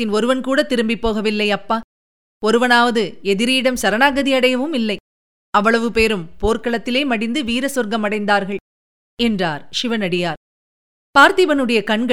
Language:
Tamil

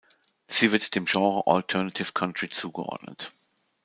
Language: German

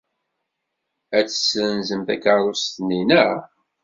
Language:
Kabyle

